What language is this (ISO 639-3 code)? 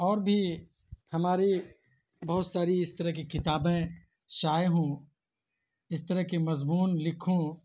urd